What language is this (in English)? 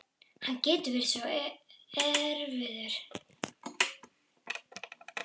Icelandic